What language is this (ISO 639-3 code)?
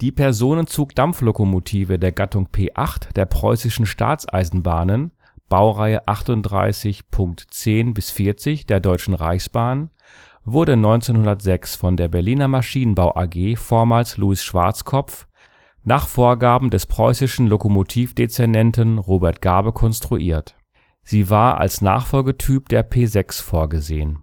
deu